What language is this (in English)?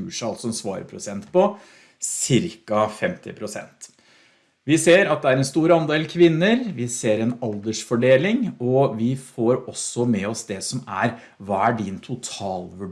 Norwegian